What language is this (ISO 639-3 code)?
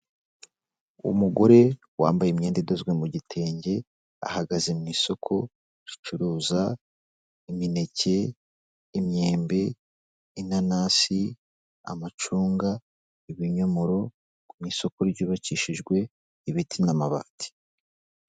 kin